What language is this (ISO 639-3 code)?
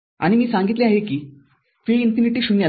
mar